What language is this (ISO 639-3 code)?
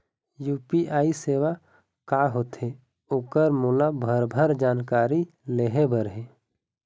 hne